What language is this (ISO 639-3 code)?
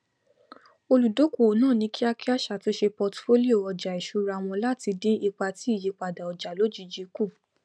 yor